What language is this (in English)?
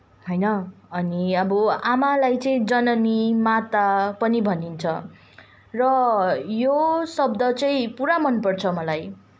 Nepali